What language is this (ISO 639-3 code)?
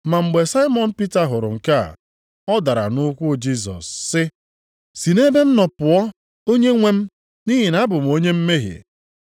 ibo